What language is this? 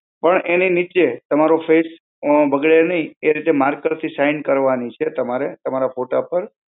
Gujarati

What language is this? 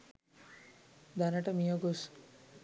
Sinhala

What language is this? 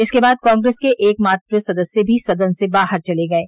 Hindi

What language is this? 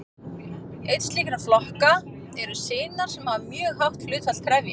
Icelandic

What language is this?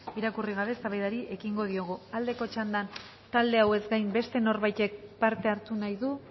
Basque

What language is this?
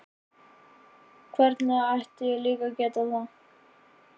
Icelandic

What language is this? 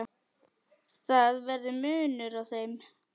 Icelandic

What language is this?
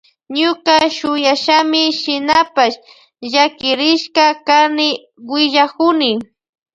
Loja Highland Quichua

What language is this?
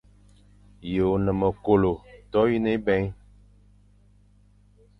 Fang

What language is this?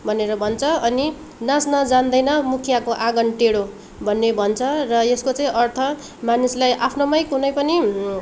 Nepali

